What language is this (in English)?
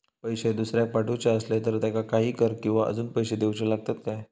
Marathi